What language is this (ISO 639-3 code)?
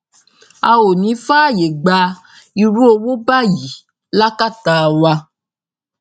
yor